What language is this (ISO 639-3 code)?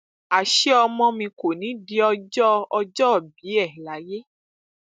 yor